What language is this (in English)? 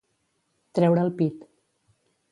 Catalan